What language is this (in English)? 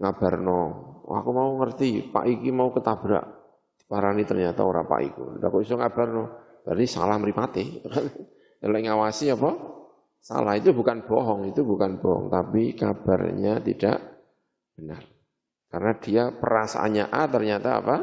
Indonesian